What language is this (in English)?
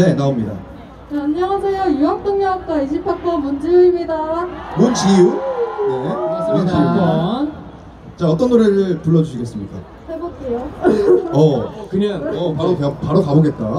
Korean